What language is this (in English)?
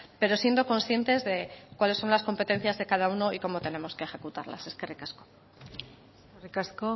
Spanish